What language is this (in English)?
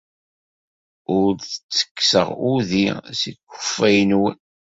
Kabyle